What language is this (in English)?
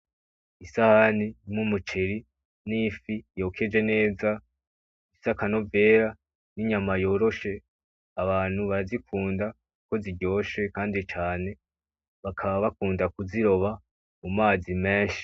Rundi